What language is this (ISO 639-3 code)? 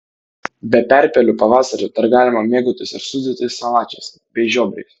lit